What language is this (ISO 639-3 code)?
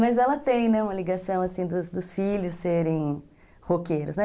por